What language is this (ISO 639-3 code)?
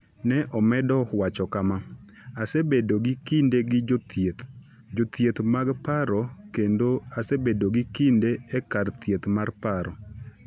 luo